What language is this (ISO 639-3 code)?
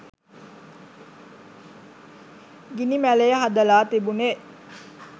sin